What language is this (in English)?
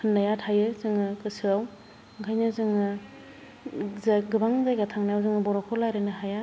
Bodo